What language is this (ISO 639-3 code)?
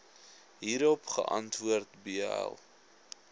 afr